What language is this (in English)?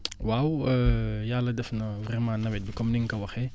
Wolof